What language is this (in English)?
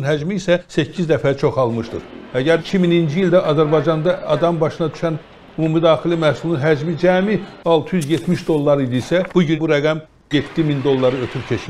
Turkish